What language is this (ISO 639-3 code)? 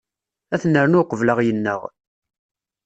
kab